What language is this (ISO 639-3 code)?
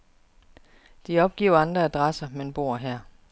dan